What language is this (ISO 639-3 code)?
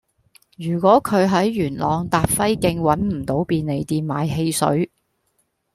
yue